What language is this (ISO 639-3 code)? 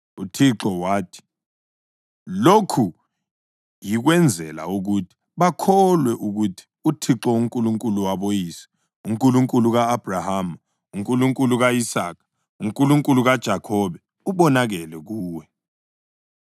nde